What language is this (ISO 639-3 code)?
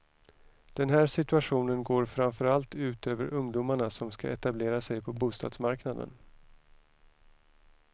swe